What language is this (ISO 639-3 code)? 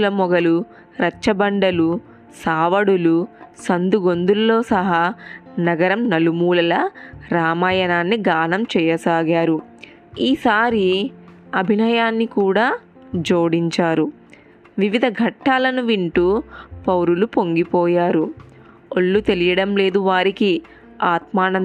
tel